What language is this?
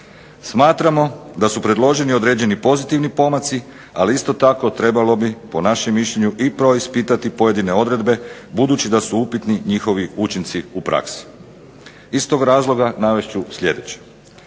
Croatian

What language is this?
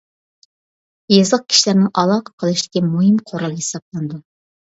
Uyghur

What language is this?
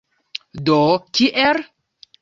Esperanto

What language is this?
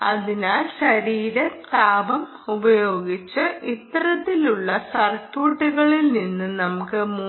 Malayalam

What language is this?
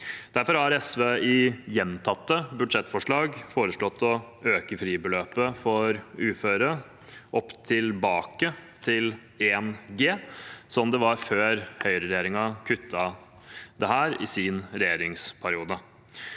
Norwegian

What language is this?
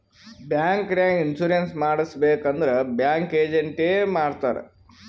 Kannada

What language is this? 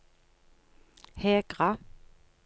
Norwegian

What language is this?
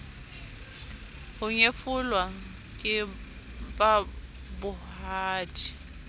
Southern Sotho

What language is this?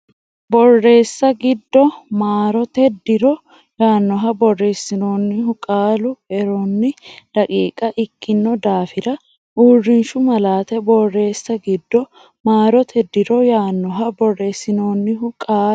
Sidamo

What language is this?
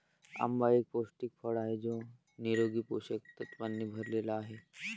Marathi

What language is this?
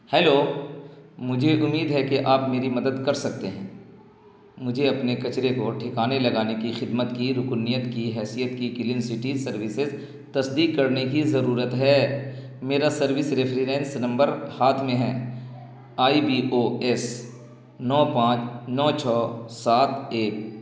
Urdu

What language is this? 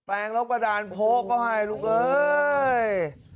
Thai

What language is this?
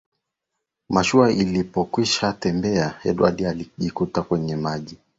Swahili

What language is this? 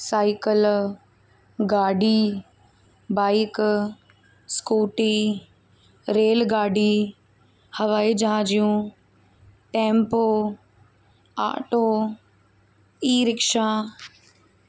Sindhi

